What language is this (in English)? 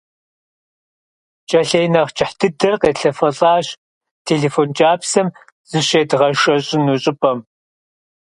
Kabardian